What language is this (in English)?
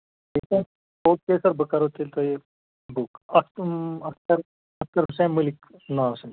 Kashmiri